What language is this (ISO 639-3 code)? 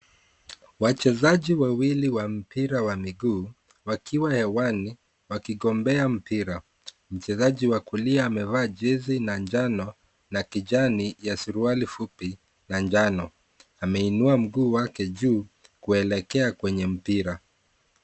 swa